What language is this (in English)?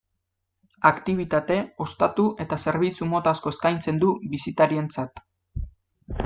Basque